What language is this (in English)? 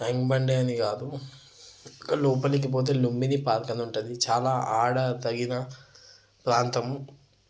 Telugu